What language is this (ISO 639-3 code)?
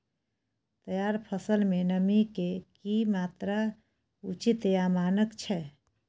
mai